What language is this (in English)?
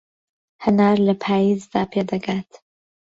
Central Kurdish